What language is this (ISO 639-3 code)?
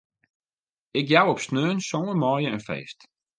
fry